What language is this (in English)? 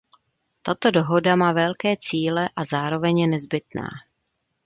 Czech